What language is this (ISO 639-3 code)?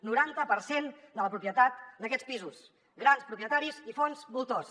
cat